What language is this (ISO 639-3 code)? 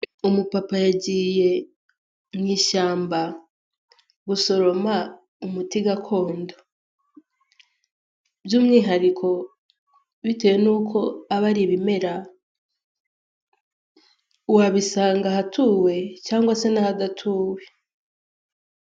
kin